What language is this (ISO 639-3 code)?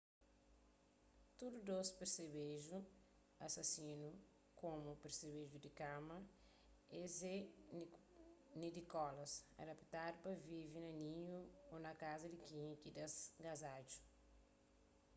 kea